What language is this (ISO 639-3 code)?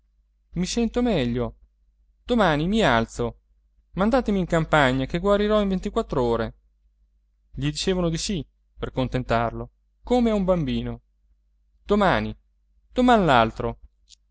ita